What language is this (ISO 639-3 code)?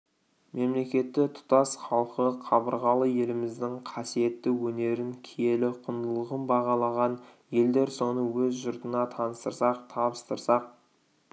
kaz